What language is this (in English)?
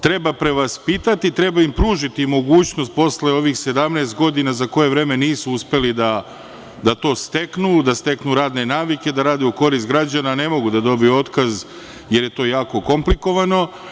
Serbian